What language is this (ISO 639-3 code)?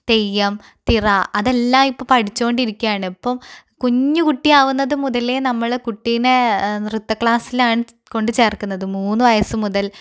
mal